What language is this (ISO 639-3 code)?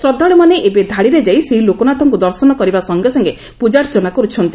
ori